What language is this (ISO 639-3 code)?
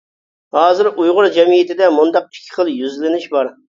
uig